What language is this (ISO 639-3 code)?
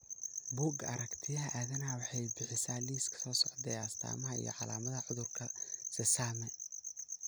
som